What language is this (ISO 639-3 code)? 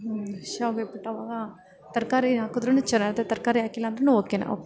kan